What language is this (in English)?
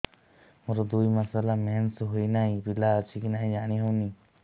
Odia